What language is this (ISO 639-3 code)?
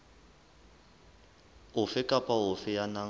sot